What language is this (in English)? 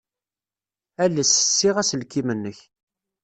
Kabyle